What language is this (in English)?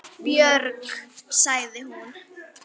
Icelandic